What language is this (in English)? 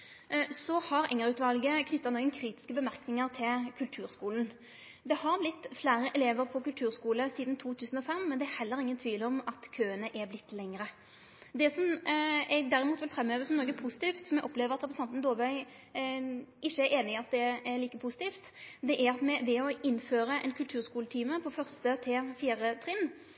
Norwegian Nynorsk